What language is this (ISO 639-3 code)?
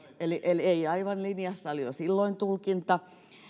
fin